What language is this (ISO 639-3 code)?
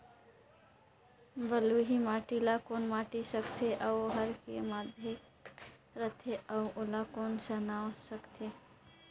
hne